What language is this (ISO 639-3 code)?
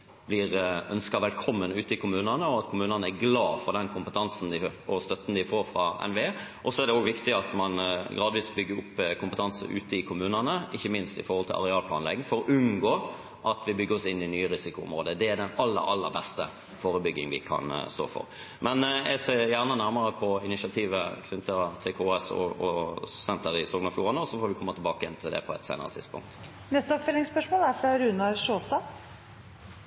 nor